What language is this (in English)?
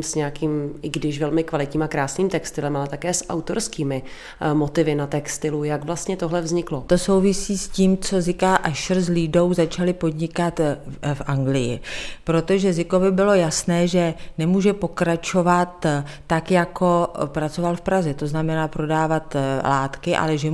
Czech